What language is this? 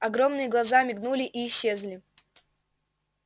Russian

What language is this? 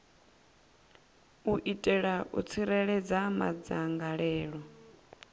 Venda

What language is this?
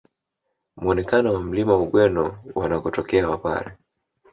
Swahili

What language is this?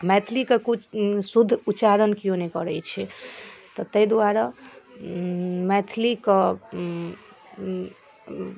Maithili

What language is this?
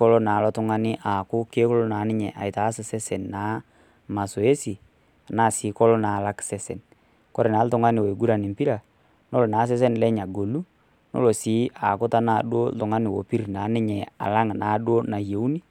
Masai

